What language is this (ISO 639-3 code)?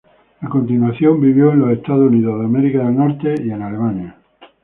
spa